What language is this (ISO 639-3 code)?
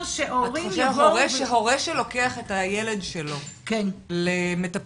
heb